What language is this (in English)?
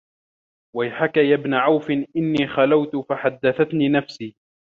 Arabic